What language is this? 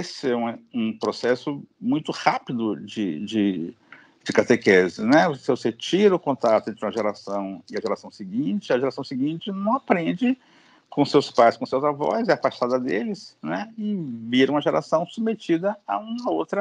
Portuguese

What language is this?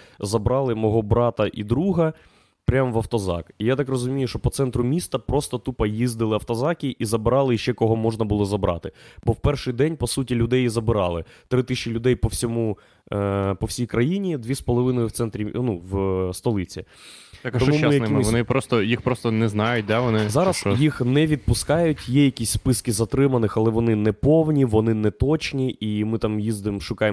Ukrainian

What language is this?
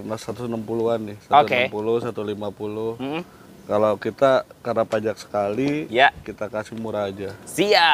Indonesian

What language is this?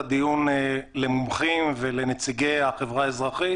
Hebrew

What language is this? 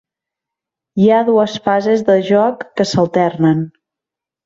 Catalan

